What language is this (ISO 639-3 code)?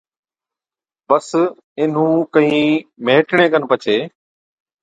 odk